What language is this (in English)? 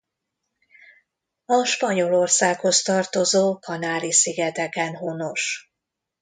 Hungarian